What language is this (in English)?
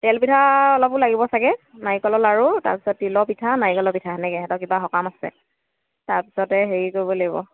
Assamese